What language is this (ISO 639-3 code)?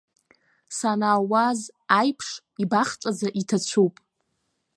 abk